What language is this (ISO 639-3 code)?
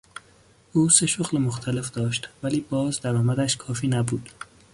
fas